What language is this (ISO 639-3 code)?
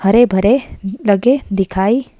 hin